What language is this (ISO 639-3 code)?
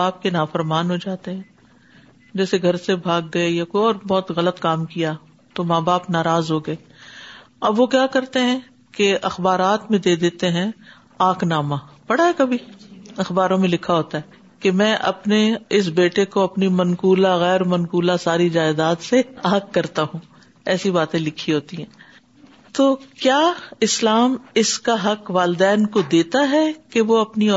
urd